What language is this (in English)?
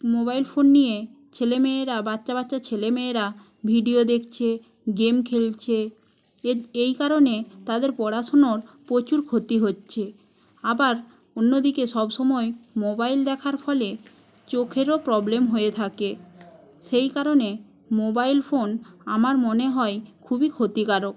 Bangla